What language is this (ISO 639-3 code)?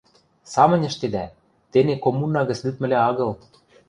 mrj